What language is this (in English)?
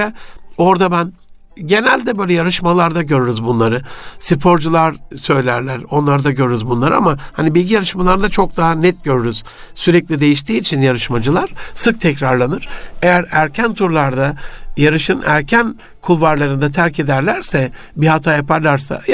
Turkish